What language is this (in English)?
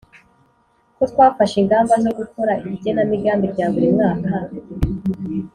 Kinyarwanda